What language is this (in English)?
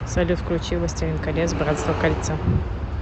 Russian